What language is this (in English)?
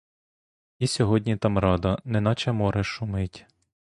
Ukrainian